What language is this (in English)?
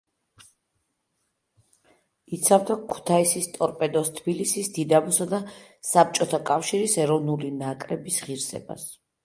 Georgian